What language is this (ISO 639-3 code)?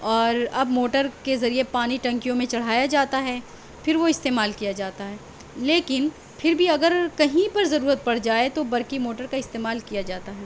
urd